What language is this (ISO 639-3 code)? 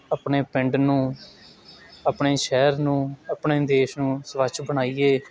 pan